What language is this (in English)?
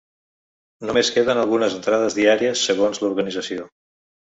Catalan